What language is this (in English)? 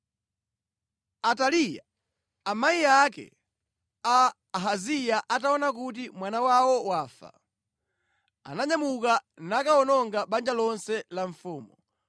Nyanja